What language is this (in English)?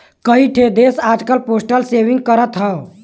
Bhojpuri